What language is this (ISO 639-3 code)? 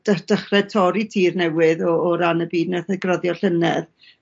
cym